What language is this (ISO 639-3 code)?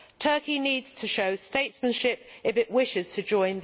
eng